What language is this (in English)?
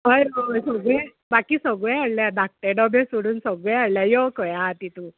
Konkani